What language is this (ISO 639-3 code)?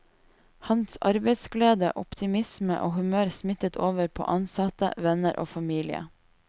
nor